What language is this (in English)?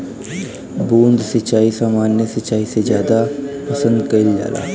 Bhojpuri